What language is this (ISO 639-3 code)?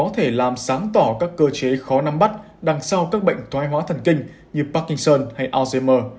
vie